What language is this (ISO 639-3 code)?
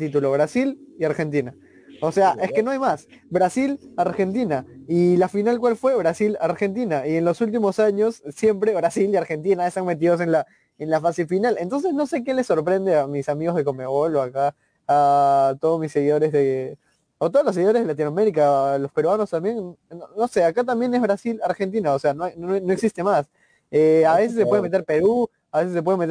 spa